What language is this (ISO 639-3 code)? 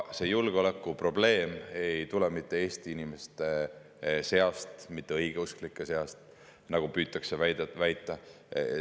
est